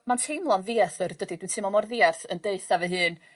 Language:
Welsh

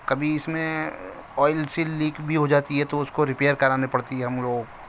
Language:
Urdu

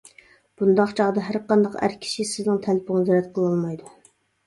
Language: Uyghur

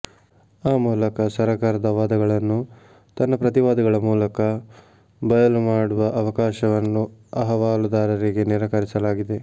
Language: Kannada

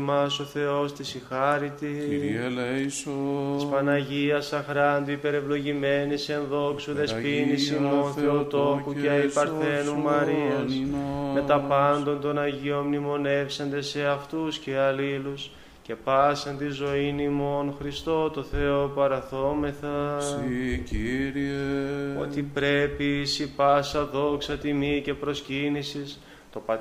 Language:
Greek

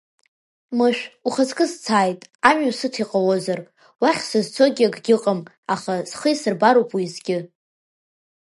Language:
Abkhazian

